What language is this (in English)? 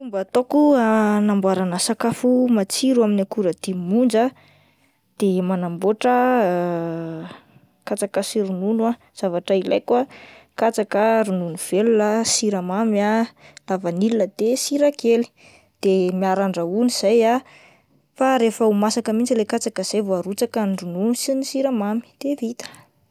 Malagasy